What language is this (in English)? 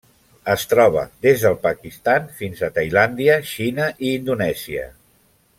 Catalan